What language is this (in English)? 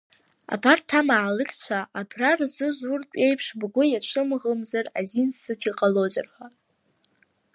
Abkhazian